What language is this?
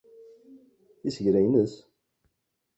Kabyle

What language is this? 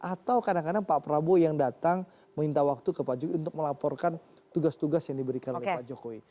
Indonesian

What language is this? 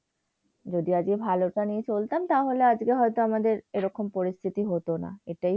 Bangla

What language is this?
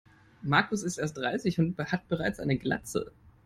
German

